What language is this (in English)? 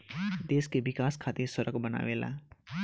Bhojpuri